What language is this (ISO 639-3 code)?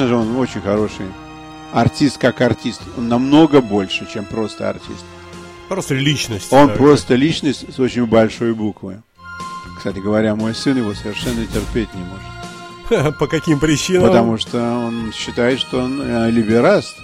rus